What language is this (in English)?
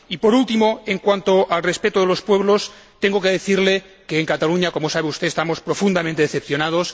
Spanish